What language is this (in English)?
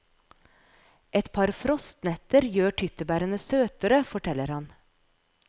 Norwegian